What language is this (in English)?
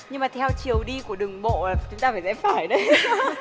Vietnamese